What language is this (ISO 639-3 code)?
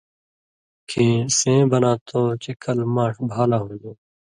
mvy